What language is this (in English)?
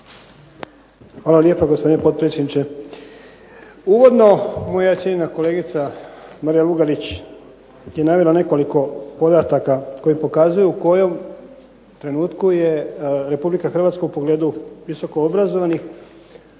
Croatian